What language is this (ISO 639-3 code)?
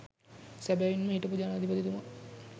sin